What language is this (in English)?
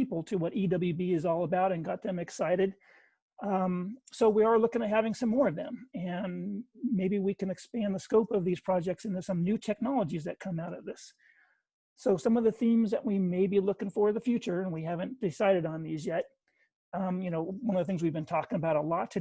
English